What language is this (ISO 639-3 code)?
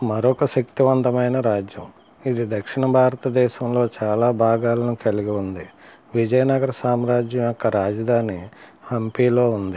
tel